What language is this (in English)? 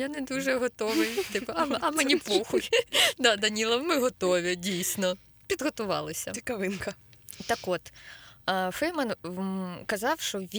Ukrainian